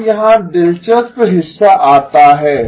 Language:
Hindi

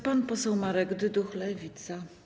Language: Polish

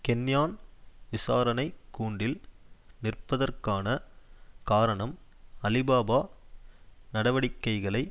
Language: Tamil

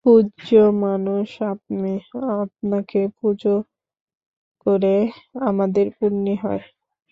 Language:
Bangla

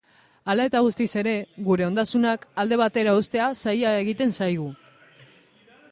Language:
Basque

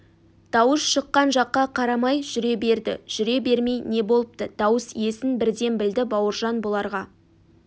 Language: Kazakh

